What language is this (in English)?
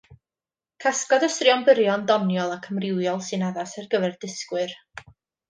Welsh